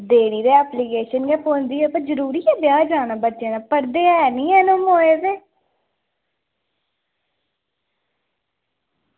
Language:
Dogri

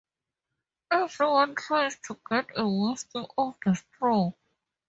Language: English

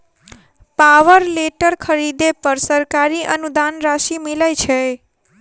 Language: Maithili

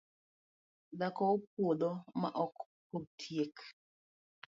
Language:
Luo (Kenya and Tanzania)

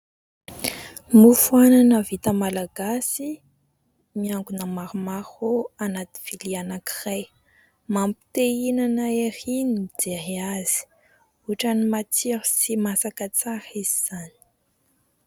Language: Malagasy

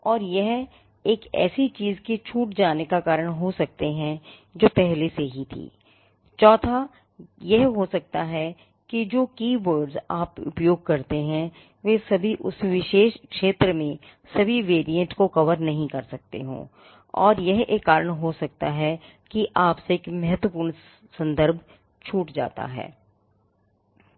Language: Hindi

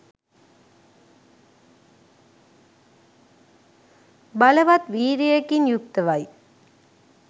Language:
Sinhala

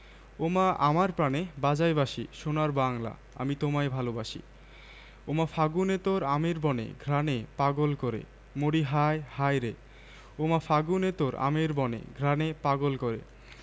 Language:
Bangla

